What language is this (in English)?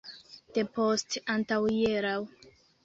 Esperanto